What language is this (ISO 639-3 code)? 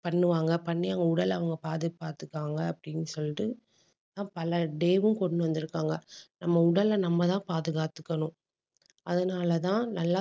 tam